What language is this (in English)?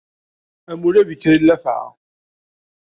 Kabyle